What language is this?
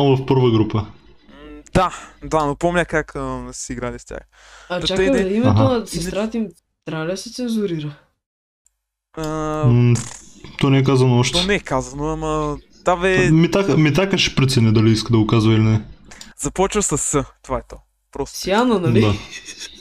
Bulgarian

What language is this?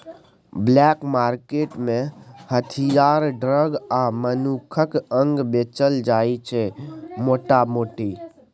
Maithili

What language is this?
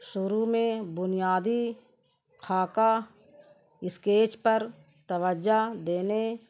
Urdu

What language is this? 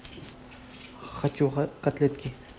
Russian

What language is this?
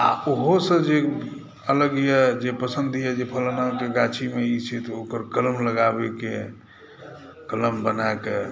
Maithili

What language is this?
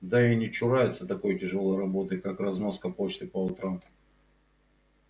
Russian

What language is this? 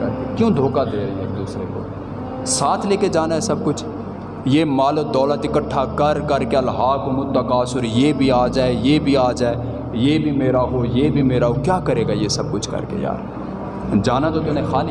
Urdu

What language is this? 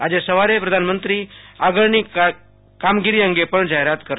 Gujarati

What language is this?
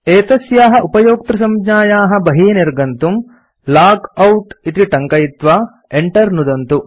Sanskrit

